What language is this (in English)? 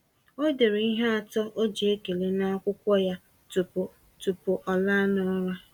Igbo